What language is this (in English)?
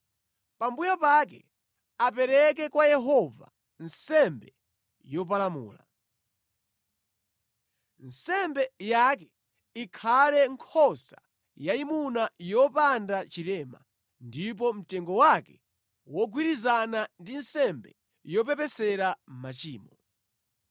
Nyanja